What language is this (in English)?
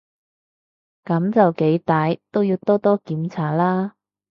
Cantonese